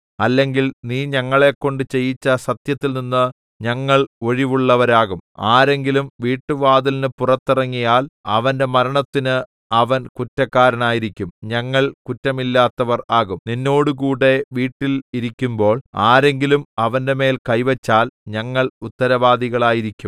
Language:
Malayalam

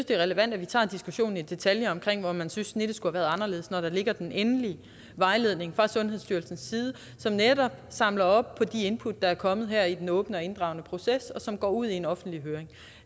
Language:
Danish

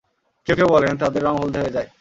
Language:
Bangla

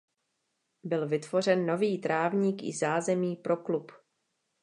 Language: Czech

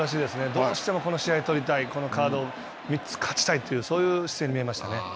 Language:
Japanese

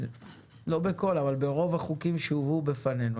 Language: Hebrew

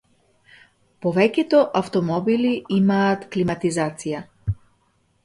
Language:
Macedonian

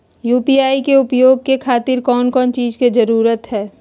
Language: Magahi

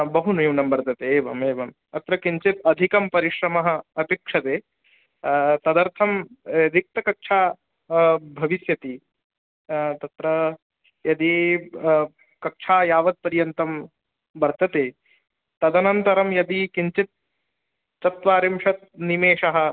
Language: Sanskrit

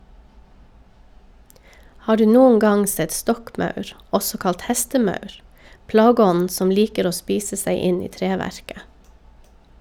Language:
Norwegian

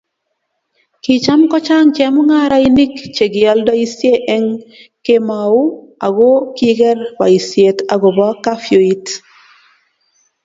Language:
Kalenjin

